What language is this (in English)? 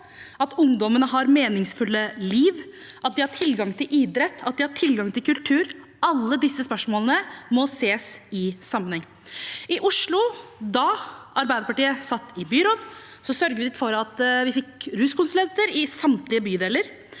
Norwegian